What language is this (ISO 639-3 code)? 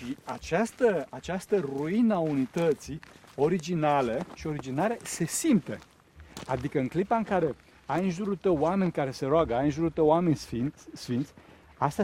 ron